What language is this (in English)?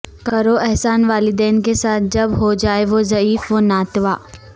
Urdu